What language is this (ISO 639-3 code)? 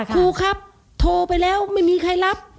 tha